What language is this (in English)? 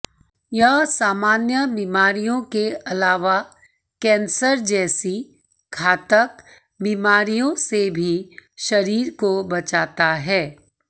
Hindi